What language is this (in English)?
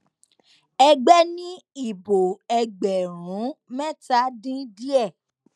Yoruba